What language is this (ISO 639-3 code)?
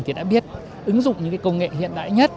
vie